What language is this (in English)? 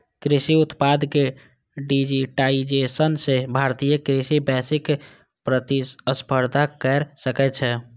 Maithili